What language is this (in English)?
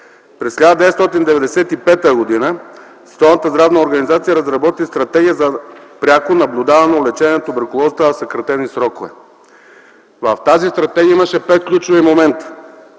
Bulgarian